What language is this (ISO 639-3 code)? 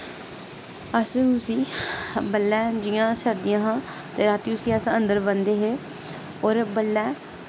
doi